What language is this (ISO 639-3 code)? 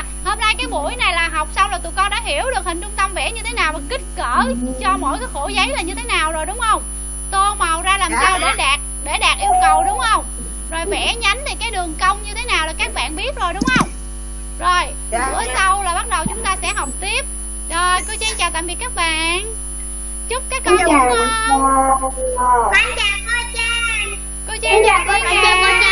vie